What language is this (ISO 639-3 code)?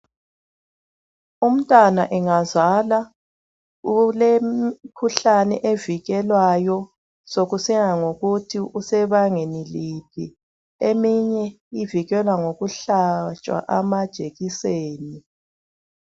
nde